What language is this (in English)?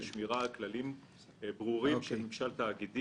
Hebrew